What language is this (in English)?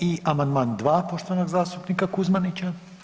Croatian